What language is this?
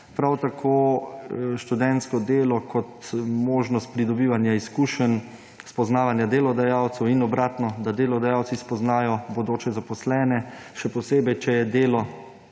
Slovenian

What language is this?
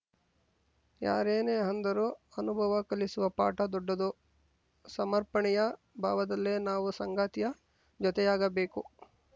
Kannada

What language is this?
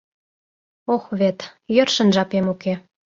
Mari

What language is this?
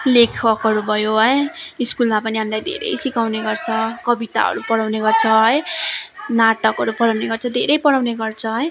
Nepali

